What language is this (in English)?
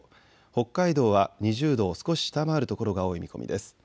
Japanese